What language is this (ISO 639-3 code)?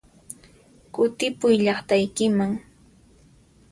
qxp